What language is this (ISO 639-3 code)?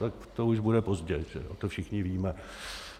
ces